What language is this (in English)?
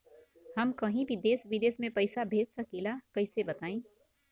Bhojpuri